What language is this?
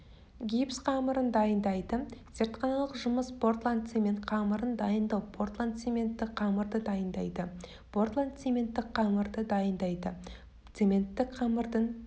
Kazakh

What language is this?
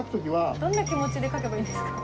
Japanese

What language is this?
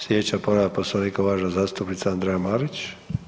Croatian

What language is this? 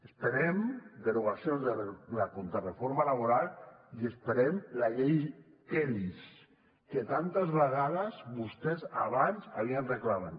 Catalan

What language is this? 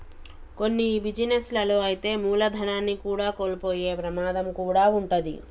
Telugu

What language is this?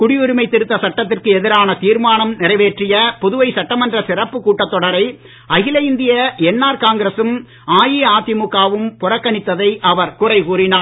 Tamil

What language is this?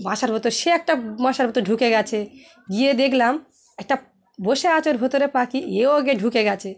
Bangla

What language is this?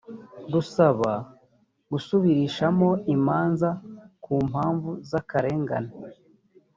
Kinyarwanda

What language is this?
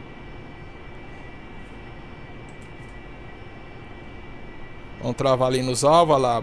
Portuguese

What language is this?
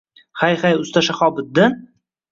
Uzbek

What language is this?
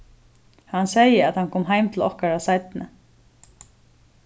Faroese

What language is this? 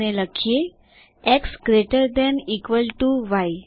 Gujarati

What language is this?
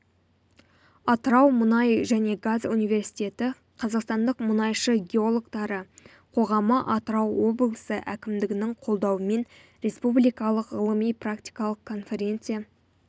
Kazakh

